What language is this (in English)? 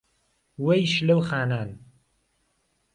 Central Kurdish